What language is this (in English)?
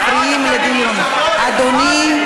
Hebrew